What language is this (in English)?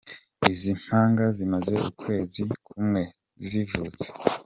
Kinyarwanda